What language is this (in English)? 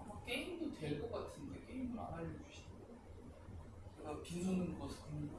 Korean